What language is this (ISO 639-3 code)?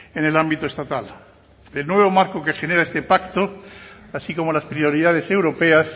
spa